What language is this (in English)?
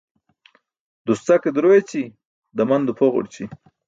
Burushaski